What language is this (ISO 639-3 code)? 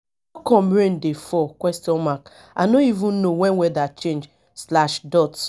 pcm